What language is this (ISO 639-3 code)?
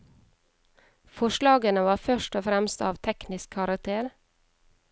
nor